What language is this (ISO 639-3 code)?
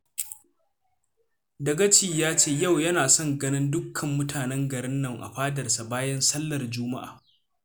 hau